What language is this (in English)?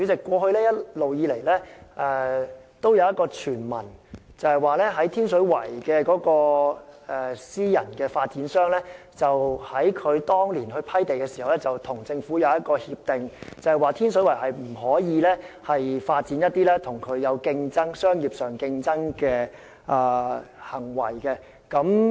Cantonese